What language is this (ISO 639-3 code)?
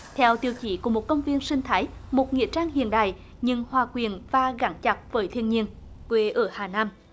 vie